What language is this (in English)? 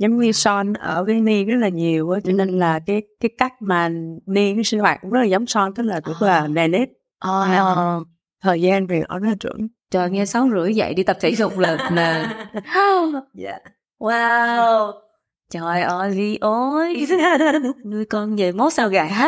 Vietnamese